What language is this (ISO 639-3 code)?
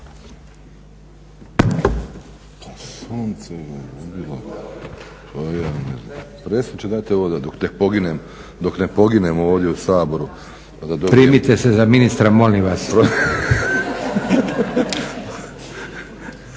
hrv